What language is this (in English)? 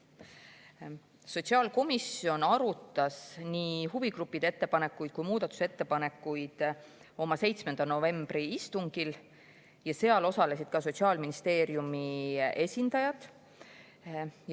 Estonian